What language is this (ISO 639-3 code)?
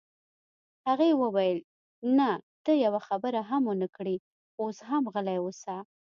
pus